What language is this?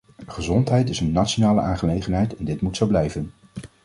Dutch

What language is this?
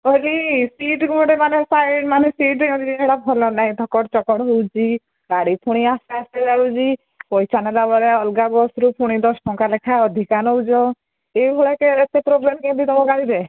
Odia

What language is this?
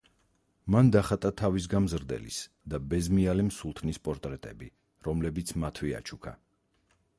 Georgian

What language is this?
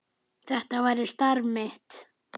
Icelandic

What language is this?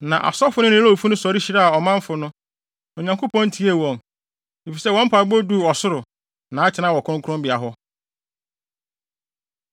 Akan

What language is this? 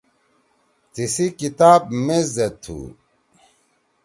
Torwali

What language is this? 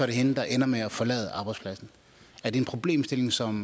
Danish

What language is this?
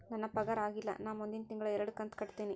Kannada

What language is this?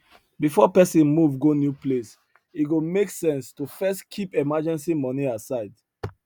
Nigerian Pidgin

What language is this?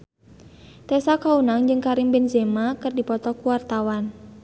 Sundanese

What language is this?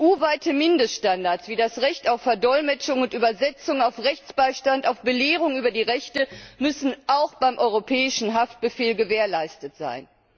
German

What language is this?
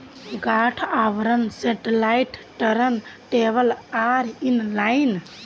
Magahi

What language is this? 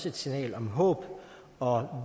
Danish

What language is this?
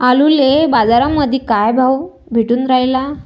Marathi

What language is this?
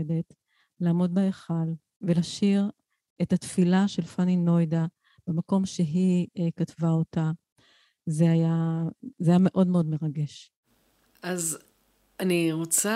Hebrew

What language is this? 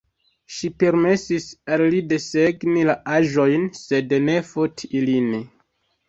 Esperanto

